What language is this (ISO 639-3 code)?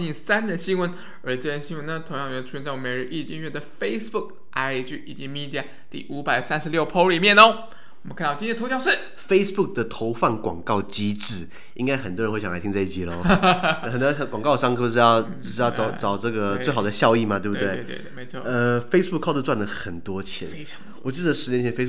zho